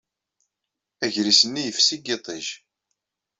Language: Kabyle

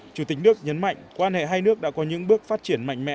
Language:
Vietnamese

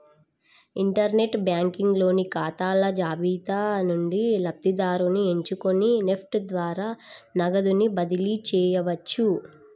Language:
Telugu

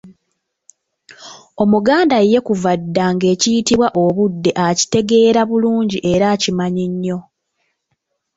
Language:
Ganda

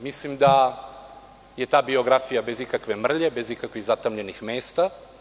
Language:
Serbian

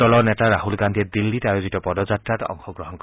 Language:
Assamese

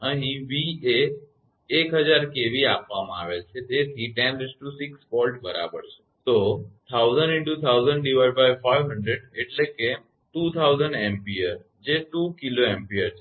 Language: Gujarati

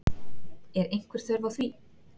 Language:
Icelandic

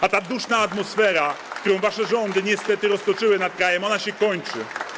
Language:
Polish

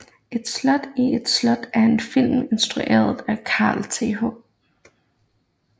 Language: Danish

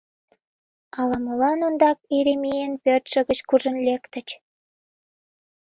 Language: Mari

